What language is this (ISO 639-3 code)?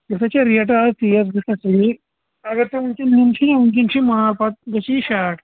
kas